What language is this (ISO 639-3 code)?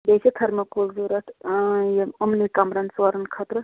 kas